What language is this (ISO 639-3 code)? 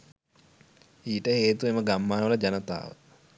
sin